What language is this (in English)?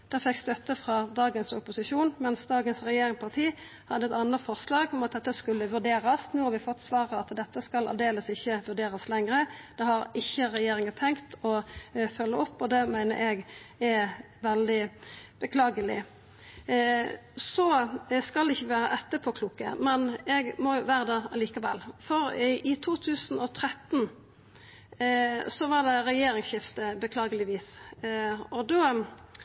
Norwegian Nynorsk